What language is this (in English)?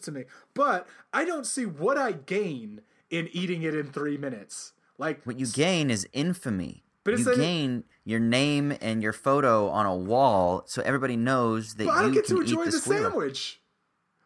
English